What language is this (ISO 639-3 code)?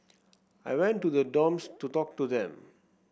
eng